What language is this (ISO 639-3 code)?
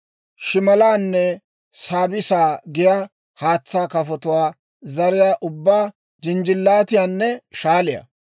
dwr